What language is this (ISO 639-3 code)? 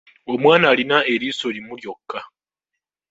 lug